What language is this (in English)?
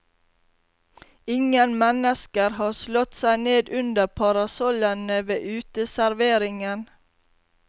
Norwegian